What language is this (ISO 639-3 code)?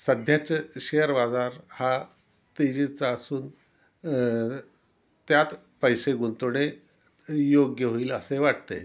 mar